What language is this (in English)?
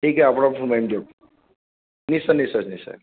Assamese